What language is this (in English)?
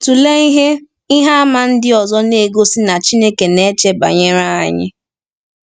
Igbo